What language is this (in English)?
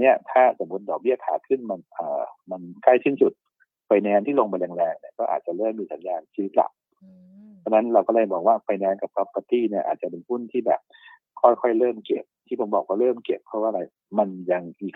Thai